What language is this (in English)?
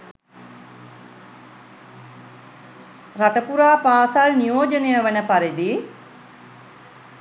Sinhala